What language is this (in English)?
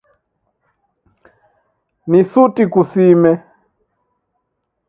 Taita